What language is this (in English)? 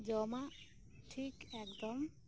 Santali